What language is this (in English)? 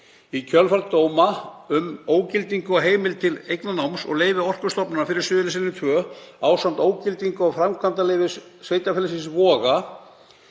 Icelandic